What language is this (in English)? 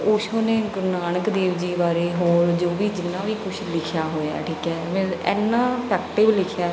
Punjabi